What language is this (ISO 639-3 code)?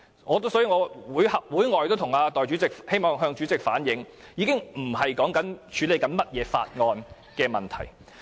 yue